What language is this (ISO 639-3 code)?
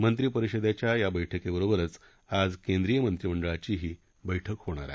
mar